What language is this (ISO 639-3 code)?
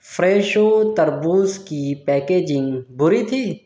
urd